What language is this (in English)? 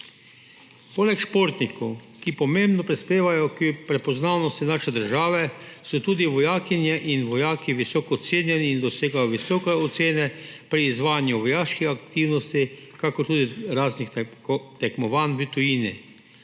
Slovenian